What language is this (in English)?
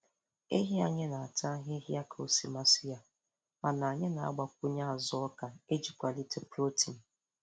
Igbo